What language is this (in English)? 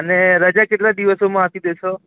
Gujarati